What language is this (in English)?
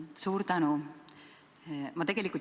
Estonian